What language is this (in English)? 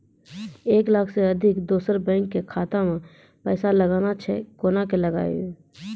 Maithili